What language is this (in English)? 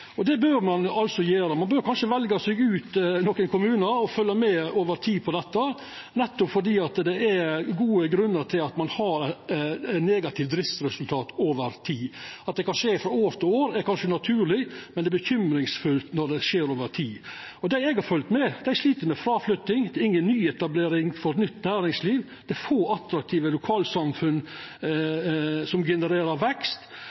Norwegian Nynorsk